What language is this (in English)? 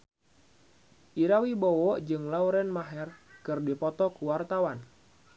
Sundanese